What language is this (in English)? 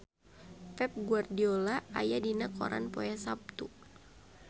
Sundanese